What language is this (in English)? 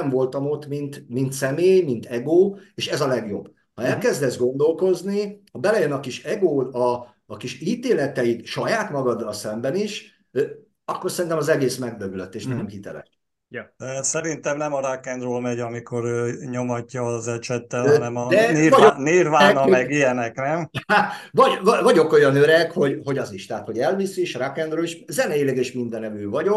Hungarian